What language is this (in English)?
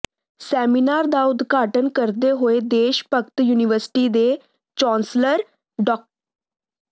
Punjabi